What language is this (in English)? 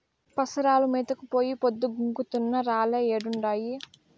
Telugu